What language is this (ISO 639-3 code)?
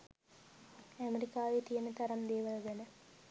sin